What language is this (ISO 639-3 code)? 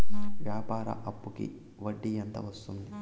tel